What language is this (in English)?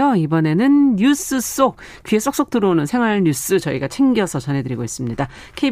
Korean